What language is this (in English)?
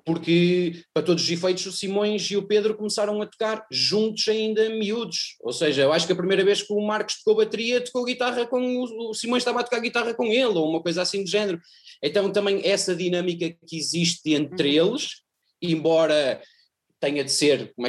Portuguese